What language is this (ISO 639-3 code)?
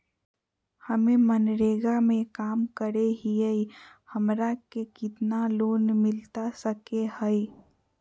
mag